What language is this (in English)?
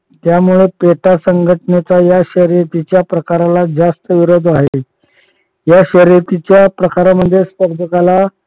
Marathi